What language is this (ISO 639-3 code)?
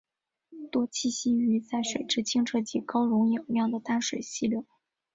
zho